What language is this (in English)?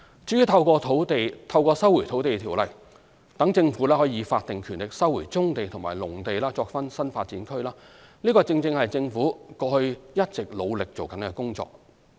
Cantonese